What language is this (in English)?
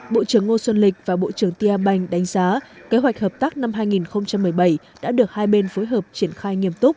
Vietnamese